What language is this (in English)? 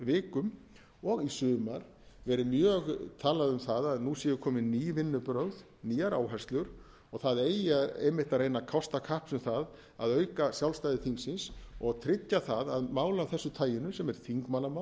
Icelandic